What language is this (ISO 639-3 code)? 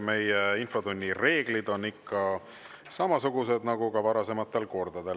est